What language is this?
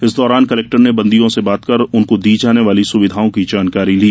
Hindi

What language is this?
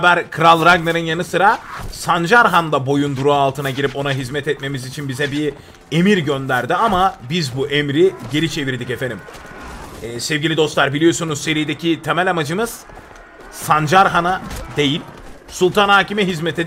Turkish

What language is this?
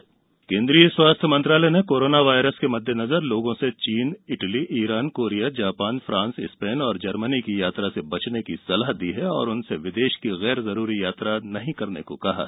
Hindi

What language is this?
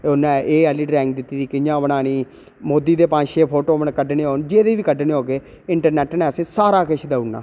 Dogri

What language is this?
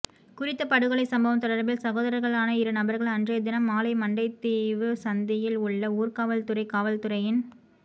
Tamil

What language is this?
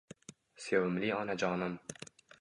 Uzbek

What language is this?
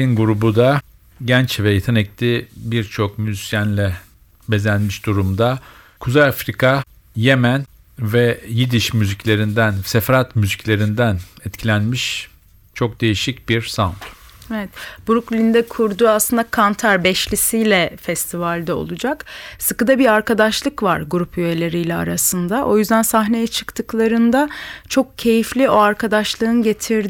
Turkish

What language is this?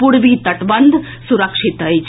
Maithili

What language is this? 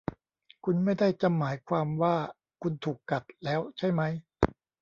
Thai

